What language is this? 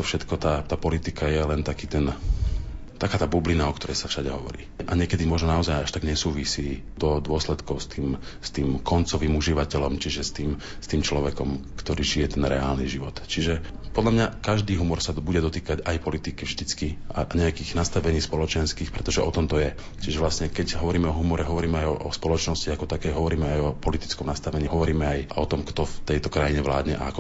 Slovak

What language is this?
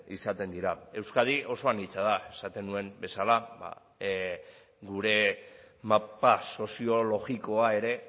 Basque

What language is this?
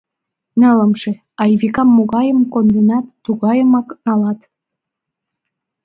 Mari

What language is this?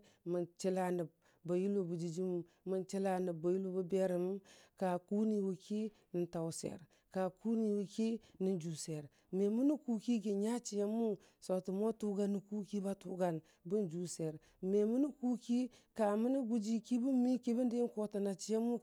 Dijim-Bwilim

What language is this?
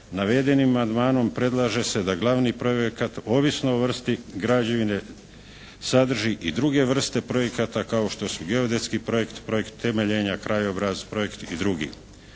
Croatian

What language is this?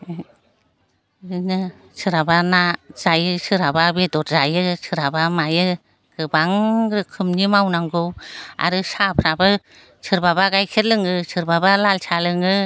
Bodo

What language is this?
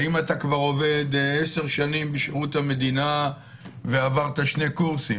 Hebrew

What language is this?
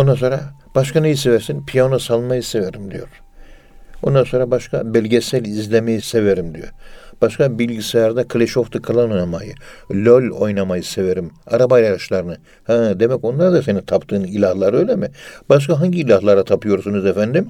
Turkish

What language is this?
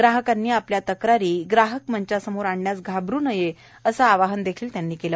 Marathi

